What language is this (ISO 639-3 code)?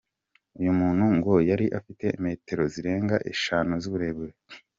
kin